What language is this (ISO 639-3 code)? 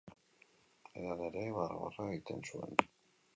eus